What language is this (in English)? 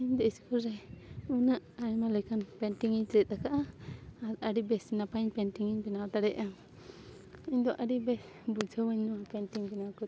Santali